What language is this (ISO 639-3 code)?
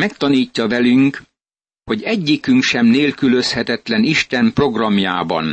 hun